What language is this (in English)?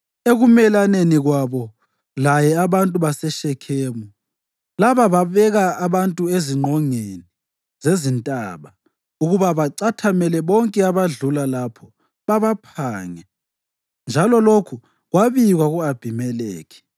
North Ndebele